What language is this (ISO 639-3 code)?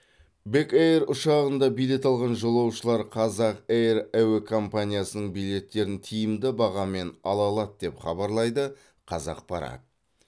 kaz